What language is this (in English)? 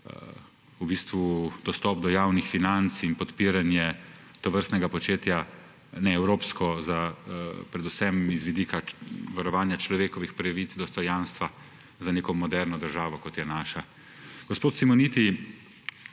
Slovenian